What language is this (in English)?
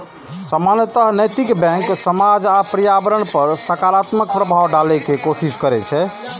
Maithili